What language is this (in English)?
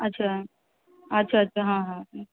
Maithili